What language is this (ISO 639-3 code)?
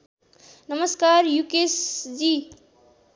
nep